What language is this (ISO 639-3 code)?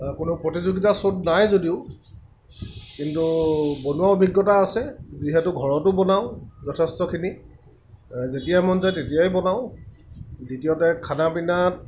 asm